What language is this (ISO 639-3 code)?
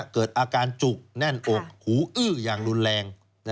tha